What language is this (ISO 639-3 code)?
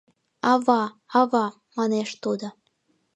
chm